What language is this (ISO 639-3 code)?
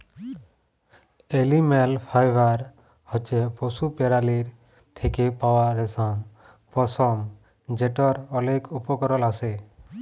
ben